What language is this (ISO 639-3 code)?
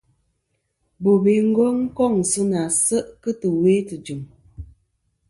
bkm